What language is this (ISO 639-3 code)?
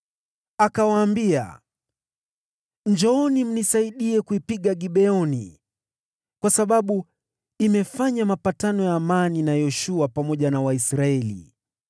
swa